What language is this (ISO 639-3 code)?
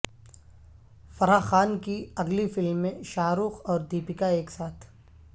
urd